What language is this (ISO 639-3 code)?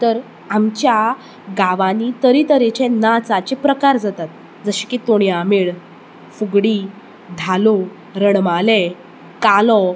kok